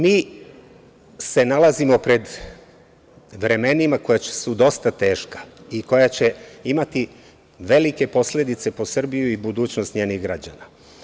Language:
Serbian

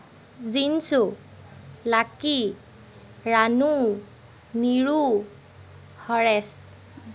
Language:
Assamese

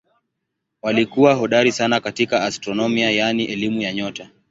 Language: Swahili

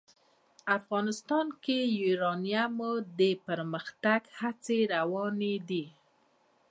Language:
Pashto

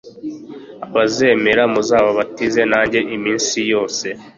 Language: Kinyarwanda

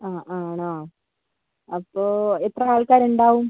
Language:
Malayalam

